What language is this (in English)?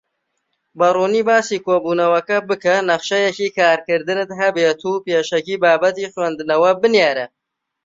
Central Kurdish